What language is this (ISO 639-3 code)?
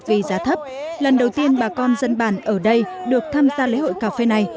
vie